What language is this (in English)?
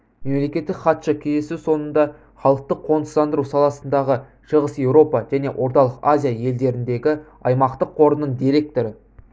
Kazakh